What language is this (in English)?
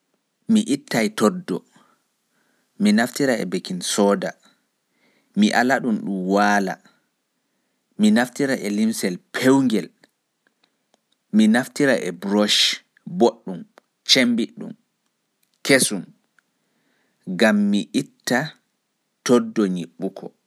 Pular